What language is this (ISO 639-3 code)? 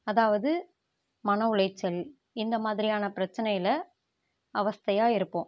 tam